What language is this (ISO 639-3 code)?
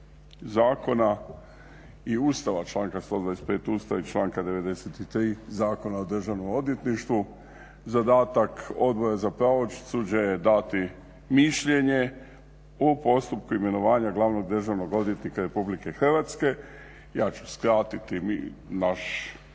hrv